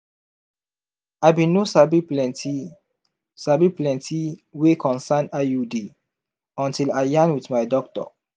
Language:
Nigerian Pidgin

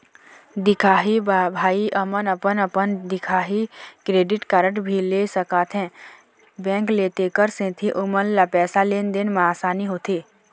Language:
Chhattisgarhi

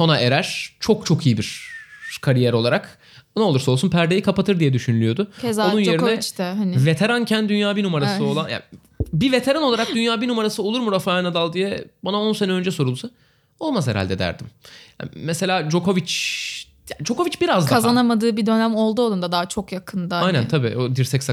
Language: Turkish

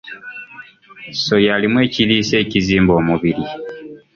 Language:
Ganda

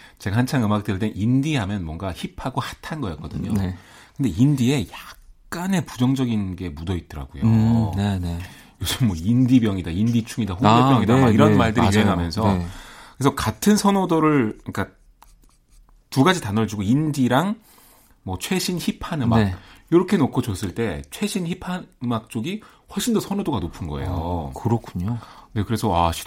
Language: Korean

